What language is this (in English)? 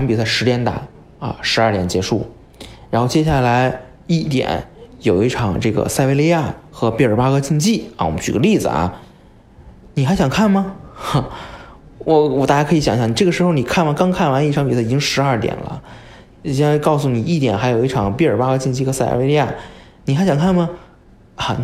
Chinese